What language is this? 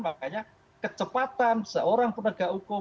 Indonesian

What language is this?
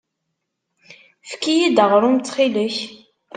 Kabyle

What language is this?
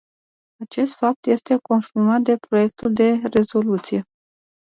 Romanian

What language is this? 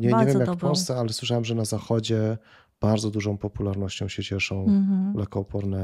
Polish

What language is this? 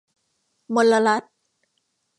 Thai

